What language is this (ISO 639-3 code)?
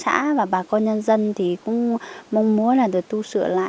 vie